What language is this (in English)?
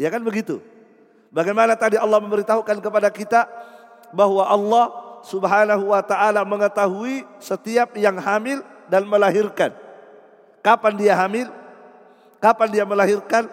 Indonesian